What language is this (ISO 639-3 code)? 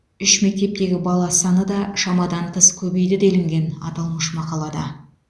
kaz